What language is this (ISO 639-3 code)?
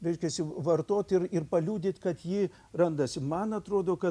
lit